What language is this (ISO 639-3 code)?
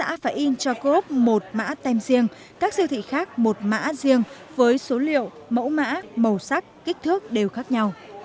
vie